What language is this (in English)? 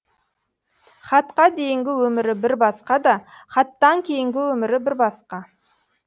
Kazakh